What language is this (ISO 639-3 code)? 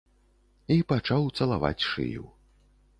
bel